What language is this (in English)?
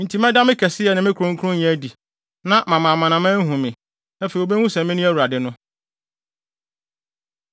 Akan